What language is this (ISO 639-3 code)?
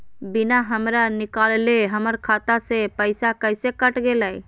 mag